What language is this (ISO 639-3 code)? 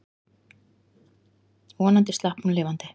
isl